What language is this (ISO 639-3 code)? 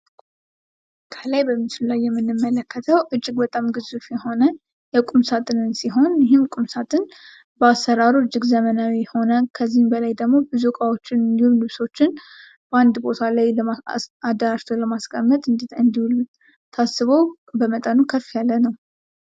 amh